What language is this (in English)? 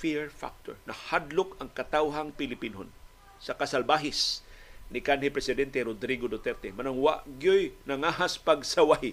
Filipino